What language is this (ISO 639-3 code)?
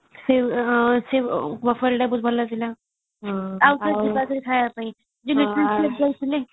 ori